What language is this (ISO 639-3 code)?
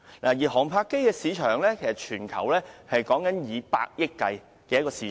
yue